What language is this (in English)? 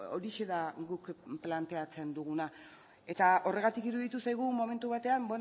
Basque